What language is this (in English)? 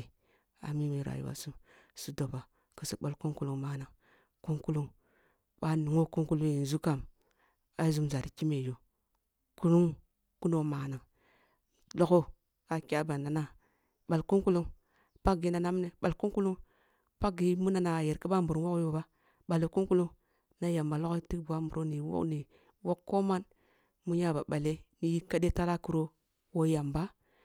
Kulung (Nigeria)